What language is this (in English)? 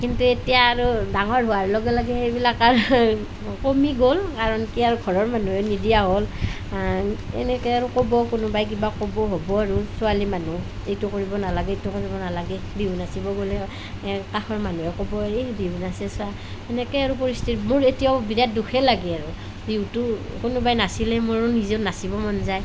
Assamese